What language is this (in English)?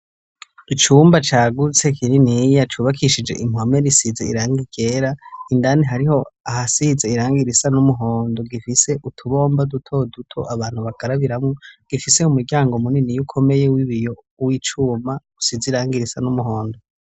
Rundi